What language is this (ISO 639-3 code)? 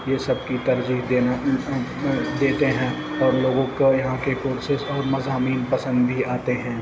urd